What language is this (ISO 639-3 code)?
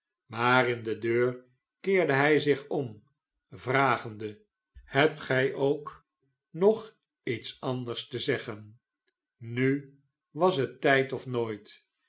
nld